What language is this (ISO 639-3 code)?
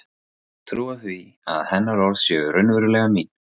isl